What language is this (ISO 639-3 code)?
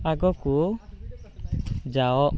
ori